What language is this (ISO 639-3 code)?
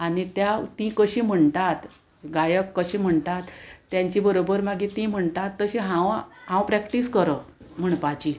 kok